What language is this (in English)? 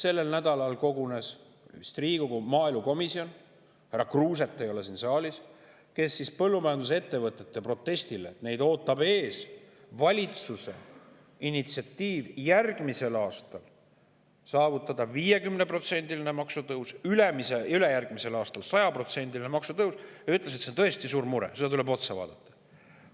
Estonian